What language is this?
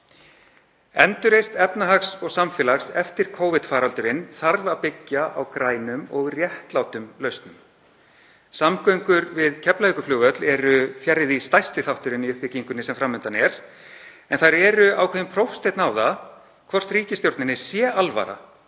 Icelandic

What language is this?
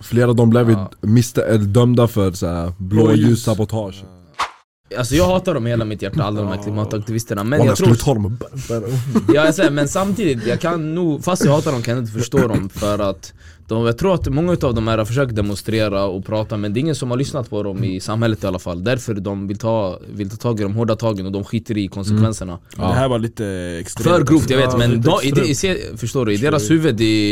Swedish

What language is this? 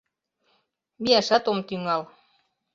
Mari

